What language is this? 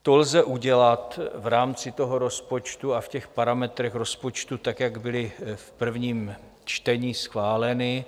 Czech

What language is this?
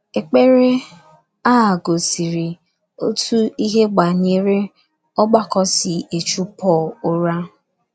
Igbo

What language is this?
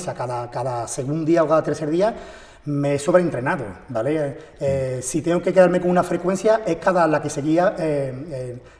Spanish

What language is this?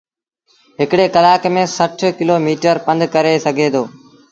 Sindhi Bhil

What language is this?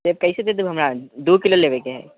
Maithili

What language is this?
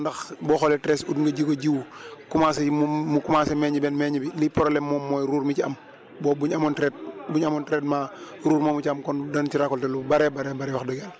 Wolof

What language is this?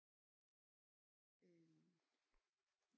Danish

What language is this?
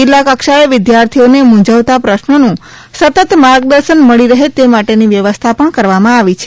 Gujarati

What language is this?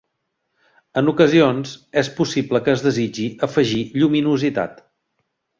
Catalan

